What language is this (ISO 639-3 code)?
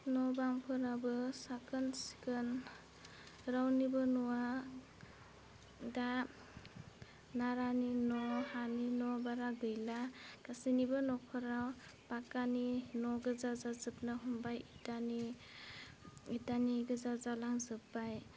brx